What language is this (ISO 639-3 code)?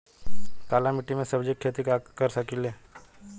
bho